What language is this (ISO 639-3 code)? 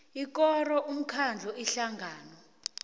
nbl